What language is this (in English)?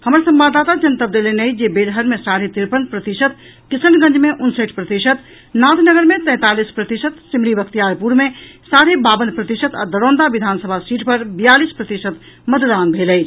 Maithili